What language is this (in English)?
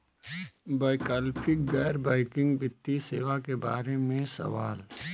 Bhojpuri